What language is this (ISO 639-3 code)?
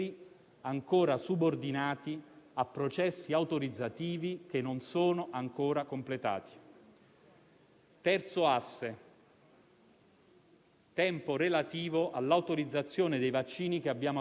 ita